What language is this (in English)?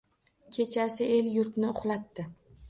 Uzbek